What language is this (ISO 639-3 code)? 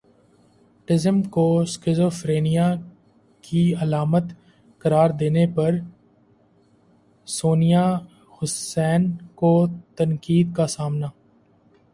urd